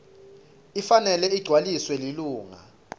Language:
Swati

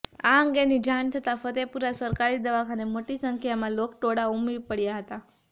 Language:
Gujarati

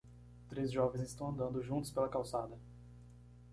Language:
Portuguese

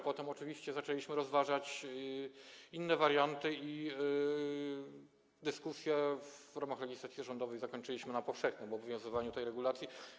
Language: Polish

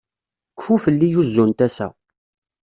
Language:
Kabyle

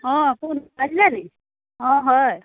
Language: Assamese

